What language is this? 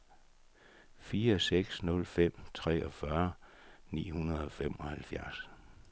Danish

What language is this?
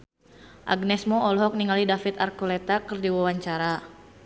Sundanese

